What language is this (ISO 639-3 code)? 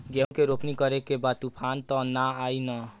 bho